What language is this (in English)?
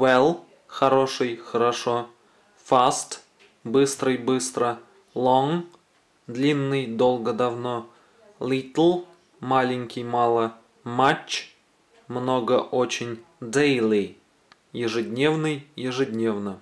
Russian